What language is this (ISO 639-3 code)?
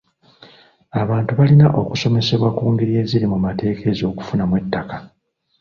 lug